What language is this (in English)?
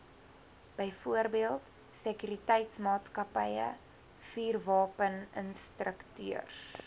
Afrikaans